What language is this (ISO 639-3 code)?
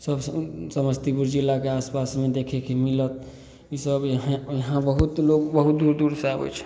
mai